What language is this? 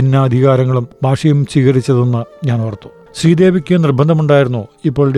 Malayalam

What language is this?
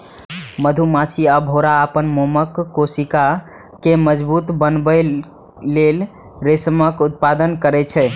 Maithili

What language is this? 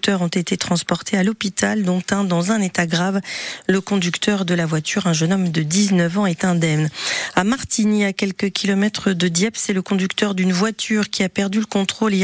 French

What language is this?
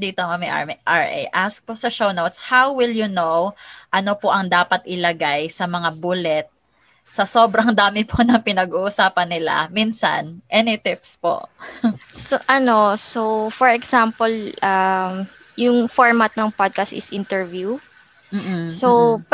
Filipino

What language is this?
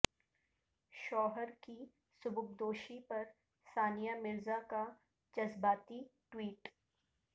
Urdu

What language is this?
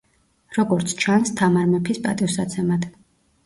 Georgian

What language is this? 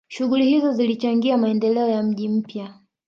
Swahili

